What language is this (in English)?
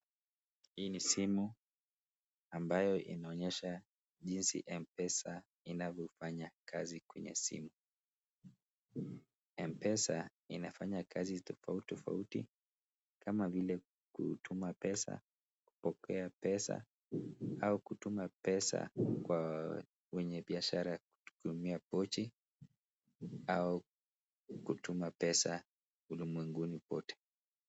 Swahili